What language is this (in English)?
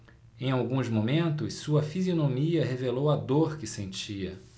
Portuguese